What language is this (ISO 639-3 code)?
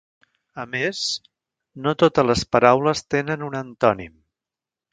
cat